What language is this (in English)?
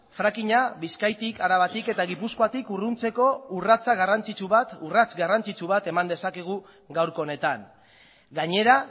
Basque